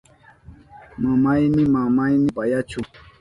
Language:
Southern Pastaza Quechua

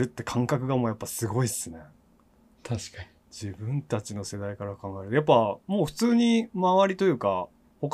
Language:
Japanese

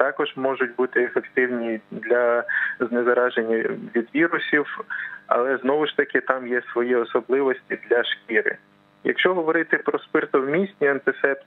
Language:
Ukrainian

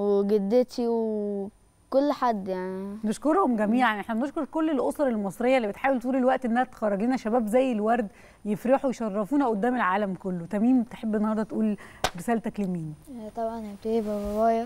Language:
Arabic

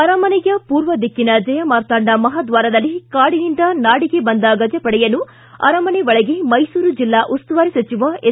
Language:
Kannada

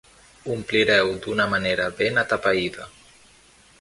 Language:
Catalan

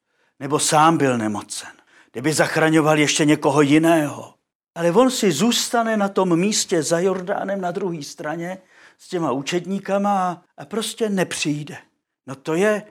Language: Czech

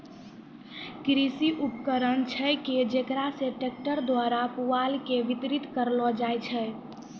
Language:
Maithili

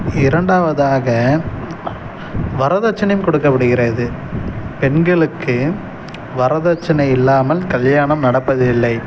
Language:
Tamil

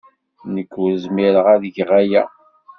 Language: Kabyle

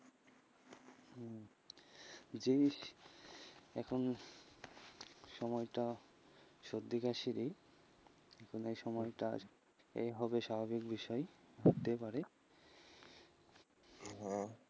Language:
Bangla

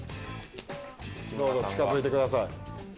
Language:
Japanese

